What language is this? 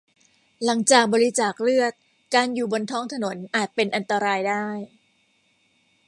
Thai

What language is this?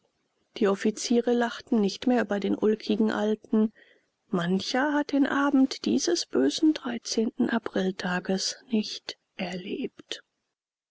German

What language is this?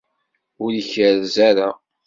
Kabyle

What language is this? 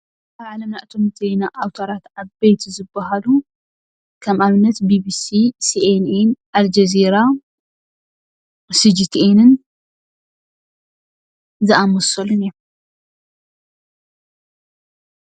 Tigrinya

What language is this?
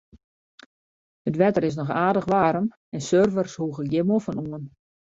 Western Frisian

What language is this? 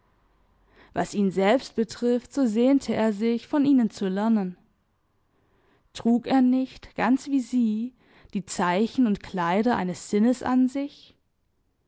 German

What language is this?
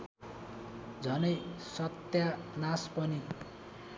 Nepali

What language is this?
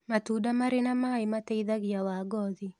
Kikuyu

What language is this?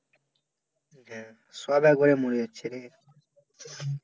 Bangla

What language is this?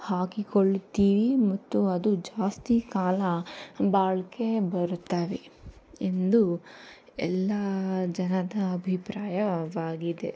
Kannada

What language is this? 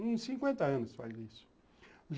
Portuguese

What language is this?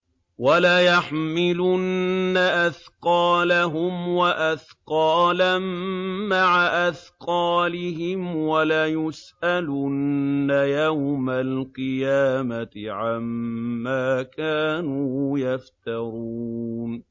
Arabic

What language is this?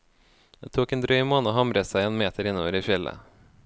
Norwegian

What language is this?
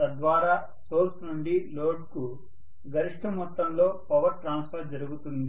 Telugu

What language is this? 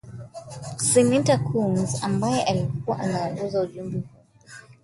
Swahili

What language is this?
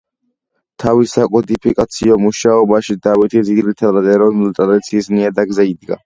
Georgian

